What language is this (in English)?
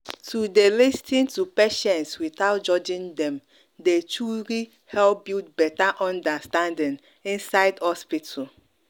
Nigerian Pidgin